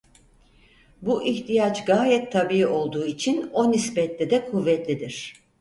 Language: Turkish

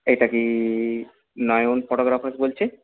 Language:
Bangla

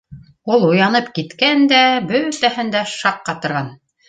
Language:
Bashkir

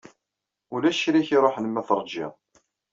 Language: Kabyle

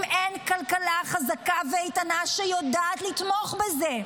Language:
Hebrew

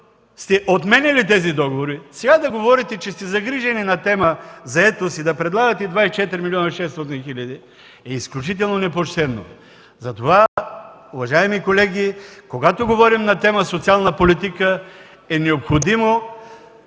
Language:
Bulgarian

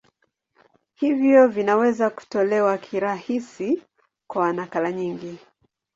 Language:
Swahili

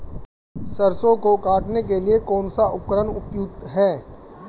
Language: Hindi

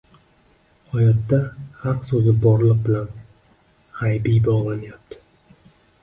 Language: Uzbek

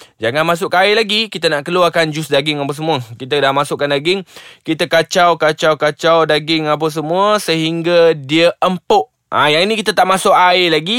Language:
Malay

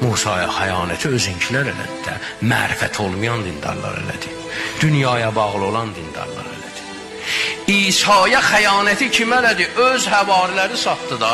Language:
Turkish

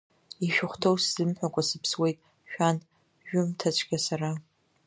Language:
Abkhazian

